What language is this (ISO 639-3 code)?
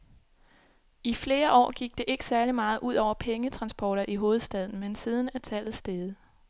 dan